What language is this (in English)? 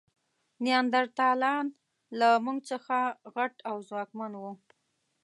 Pashto